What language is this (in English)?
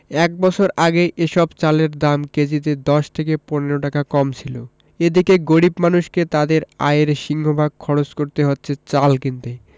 Bangla